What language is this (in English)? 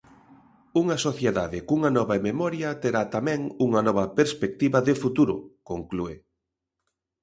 Galician